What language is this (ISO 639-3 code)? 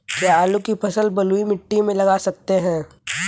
hin